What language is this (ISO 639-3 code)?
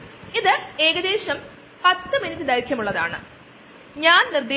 mal